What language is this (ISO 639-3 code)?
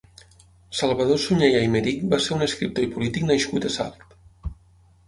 cat